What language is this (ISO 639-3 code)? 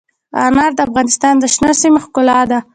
pus